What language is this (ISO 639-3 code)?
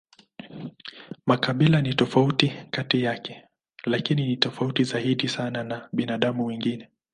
swa